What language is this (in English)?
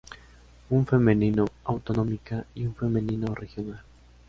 Spanish